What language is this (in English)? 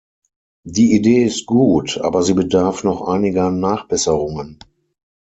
German